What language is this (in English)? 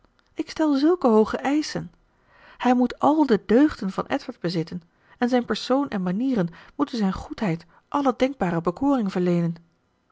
Dutch